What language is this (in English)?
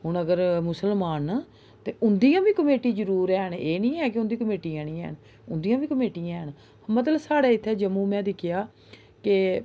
Dogri